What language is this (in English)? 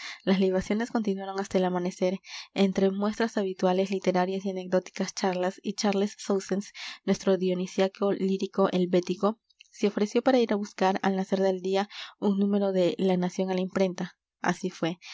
Spanish